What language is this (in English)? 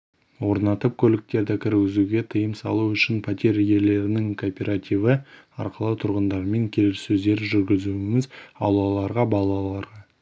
Kazakh